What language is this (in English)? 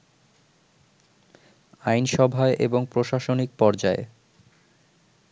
Bangla